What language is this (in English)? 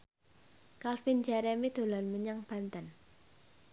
Javanese